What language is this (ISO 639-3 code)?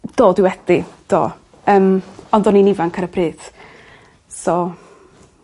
cym